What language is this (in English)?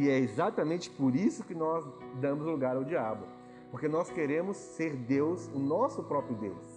Portuguese